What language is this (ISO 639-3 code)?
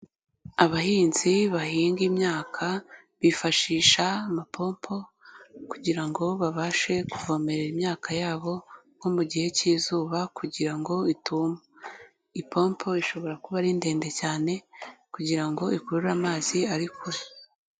kin